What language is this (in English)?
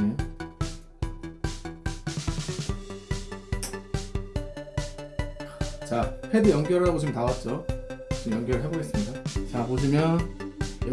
Korean